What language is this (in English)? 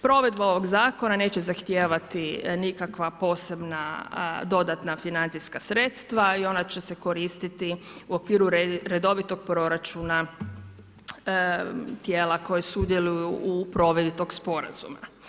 Croatian